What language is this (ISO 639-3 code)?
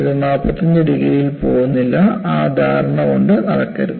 mal